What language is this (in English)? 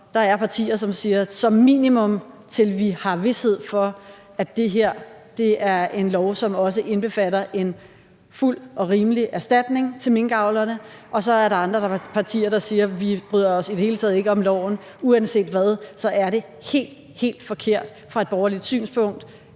Danish